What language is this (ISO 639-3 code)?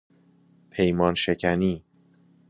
fas